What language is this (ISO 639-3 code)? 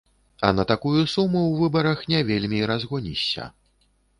bel